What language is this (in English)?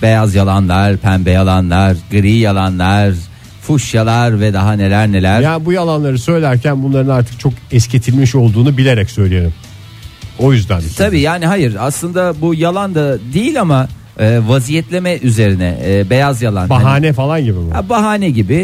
Turkish